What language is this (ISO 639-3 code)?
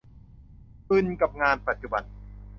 tha